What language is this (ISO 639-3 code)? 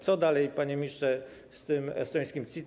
pol